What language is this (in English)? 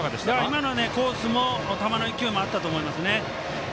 Japanese